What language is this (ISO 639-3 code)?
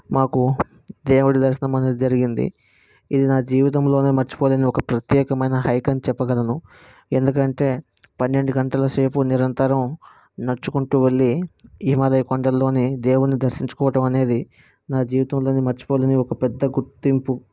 tel